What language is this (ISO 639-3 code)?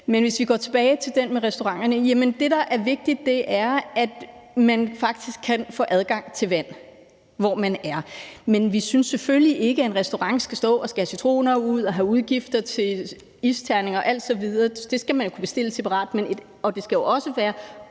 dan